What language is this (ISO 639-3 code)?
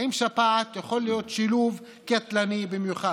heb